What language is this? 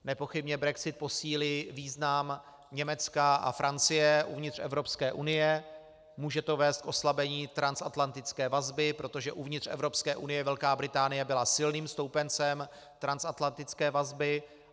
Czech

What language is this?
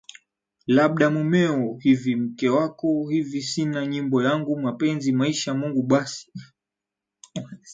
Swahili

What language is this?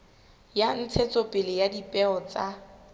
Southern Sotho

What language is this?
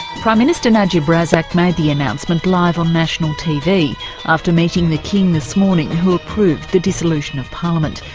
English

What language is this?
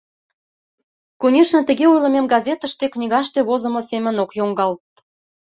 Mari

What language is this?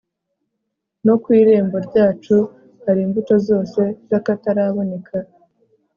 Kinyarwanda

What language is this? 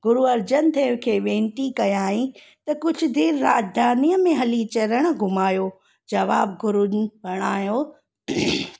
Sindhi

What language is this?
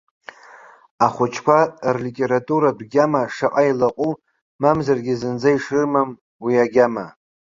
Abkhazian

